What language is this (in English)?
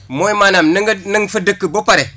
Wolof